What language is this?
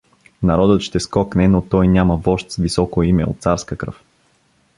Bulgarian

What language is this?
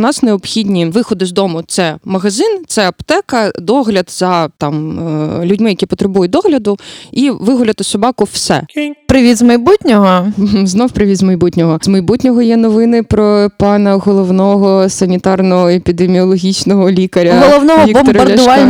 Ukrainian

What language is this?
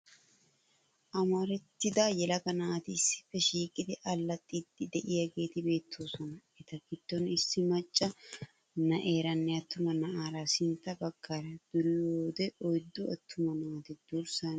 Wolaytta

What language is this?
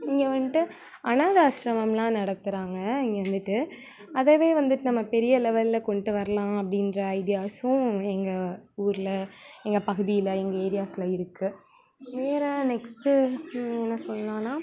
Tamil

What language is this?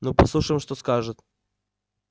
Russian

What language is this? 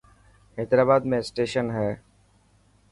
Dhatki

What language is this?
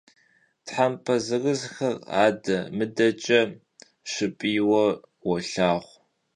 Kabardian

